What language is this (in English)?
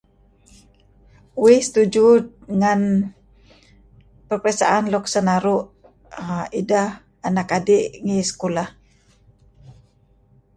Kelabit